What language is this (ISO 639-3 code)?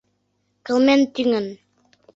chm